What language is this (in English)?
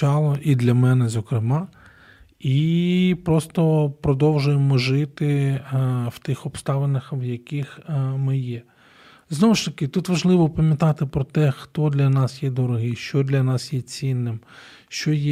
Ukrainian